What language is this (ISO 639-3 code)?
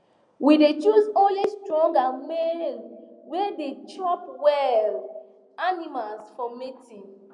pcm